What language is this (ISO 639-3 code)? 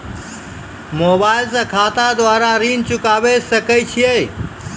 mai